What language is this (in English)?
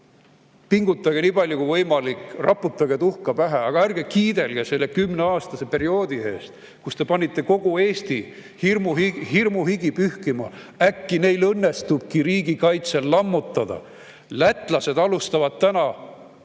Estonian